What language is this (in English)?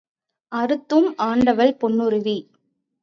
Tamil